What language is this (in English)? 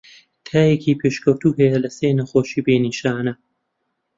Central Kurdish